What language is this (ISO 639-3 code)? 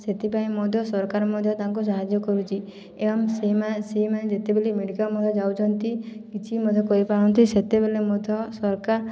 ori